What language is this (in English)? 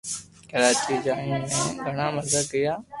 Loarki